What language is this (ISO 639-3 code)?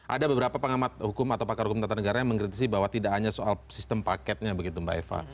ind